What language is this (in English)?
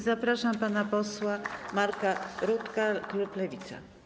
Polish